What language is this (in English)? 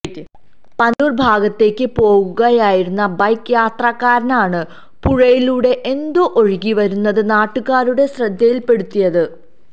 Malayalam